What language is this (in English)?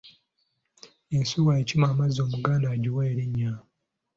Ganda